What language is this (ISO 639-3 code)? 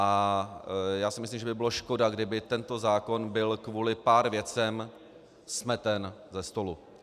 ces